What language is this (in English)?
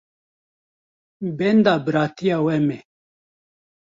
Kurdish